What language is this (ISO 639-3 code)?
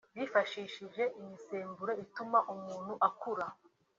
kin